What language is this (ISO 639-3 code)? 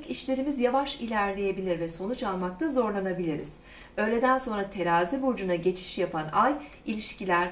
tur